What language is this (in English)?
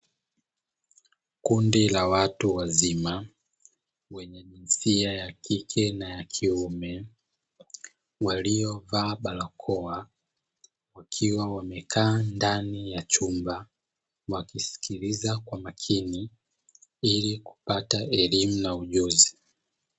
Swahili